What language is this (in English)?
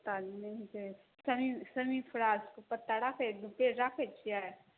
Maithili